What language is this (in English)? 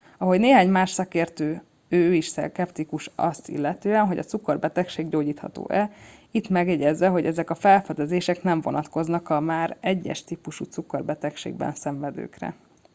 Hungarian